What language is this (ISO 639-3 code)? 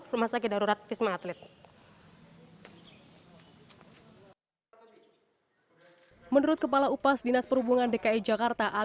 ind